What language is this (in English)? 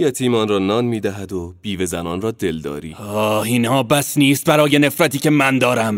Persian